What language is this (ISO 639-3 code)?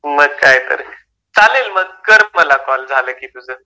mar